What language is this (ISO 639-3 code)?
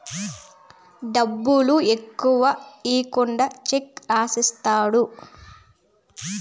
tel